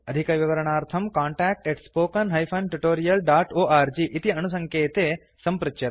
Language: Sanskrit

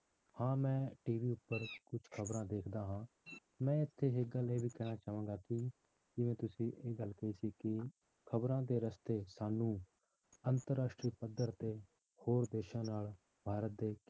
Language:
Punjabi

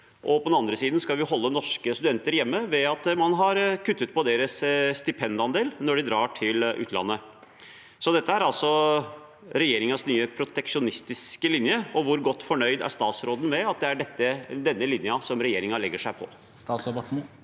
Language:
Norwegian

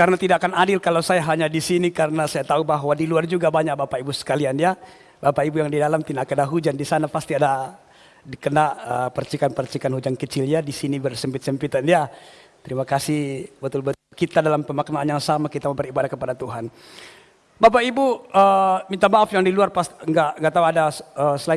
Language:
Indonesian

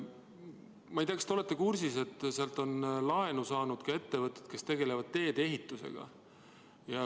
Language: Estonian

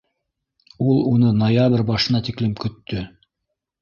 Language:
Bashkir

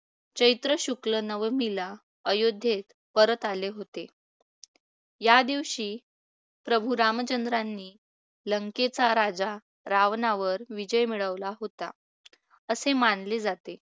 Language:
Marathi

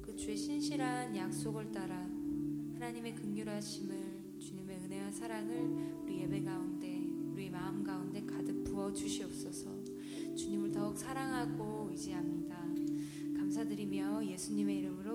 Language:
Korean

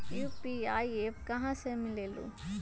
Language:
Magahi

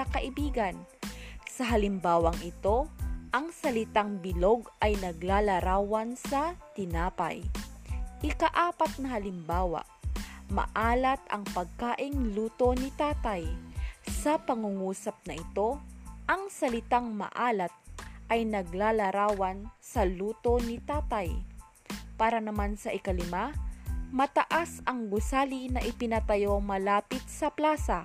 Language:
Filipino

